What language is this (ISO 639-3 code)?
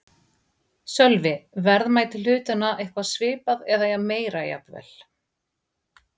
isl